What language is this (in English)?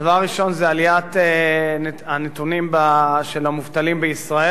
Hebrew